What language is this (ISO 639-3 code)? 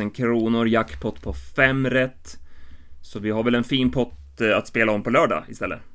swe